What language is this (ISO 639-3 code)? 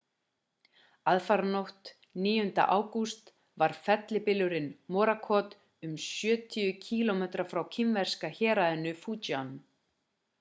isl